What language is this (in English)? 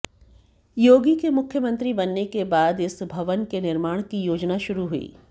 Hindi